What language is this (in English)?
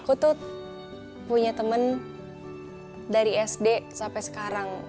Indonesian